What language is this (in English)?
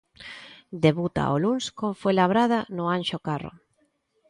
Galician